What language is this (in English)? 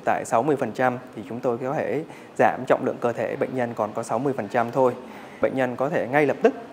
Vietnamese